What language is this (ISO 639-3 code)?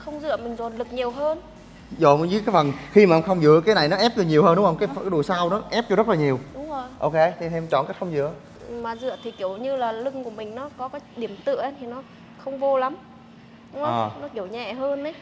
vie